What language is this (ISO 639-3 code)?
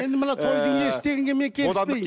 kaz